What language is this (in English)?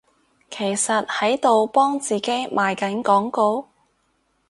Cantonese